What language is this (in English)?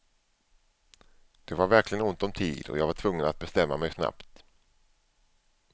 Swedish